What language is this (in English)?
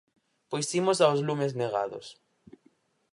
Galician